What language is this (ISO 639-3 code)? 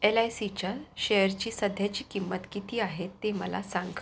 mar